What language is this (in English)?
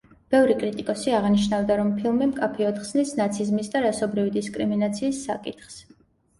Georgian